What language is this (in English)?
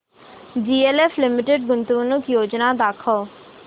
Marathi